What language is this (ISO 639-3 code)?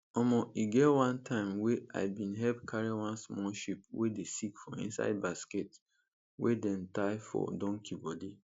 pcm